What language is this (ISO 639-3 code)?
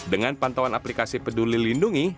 ind